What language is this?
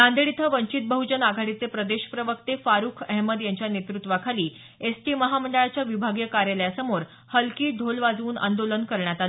Marathi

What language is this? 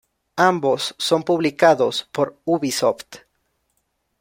Spanish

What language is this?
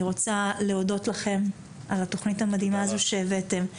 Hebrew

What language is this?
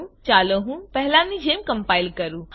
Gujarati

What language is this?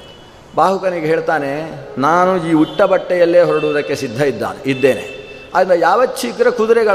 Kannada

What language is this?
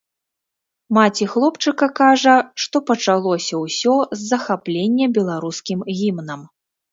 Belarusian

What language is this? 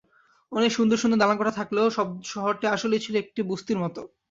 Bangla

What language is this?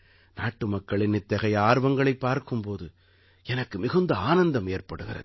Tamil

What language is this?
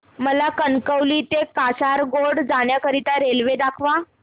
Marathi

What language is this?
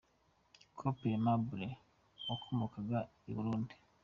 Kinyarwanda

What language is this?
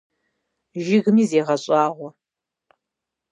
Kabardian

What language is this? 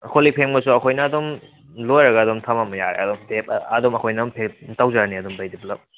Manipuri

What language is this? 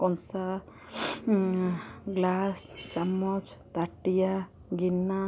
Odia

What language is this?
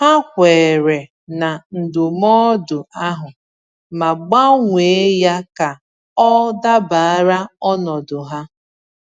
Igbo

